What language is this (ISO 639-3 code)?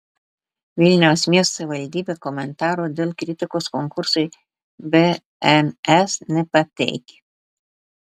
lit